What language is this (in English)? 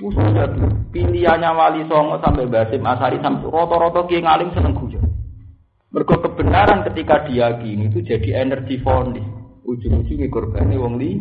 Indonesian